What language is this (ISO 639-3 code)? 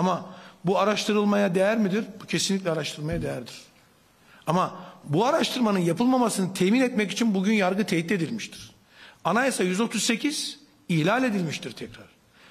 tur